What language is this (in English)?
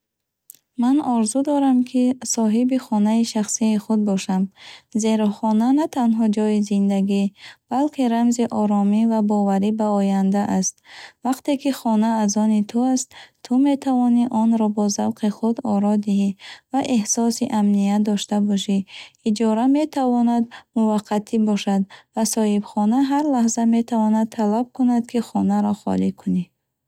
Bukharic